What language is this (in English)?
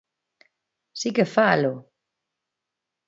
Galician